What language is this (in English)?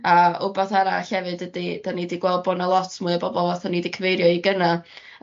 Welsh